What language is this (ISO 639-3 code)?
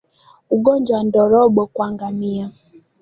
swa